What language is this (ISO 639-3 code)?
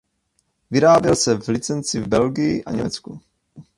ces